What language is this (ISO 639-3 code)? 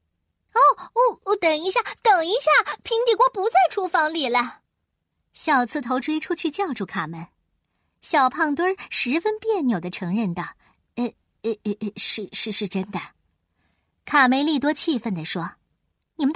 zho